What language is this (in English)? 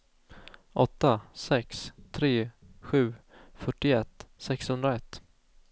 Swedish